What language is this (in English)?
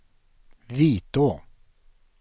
Swedish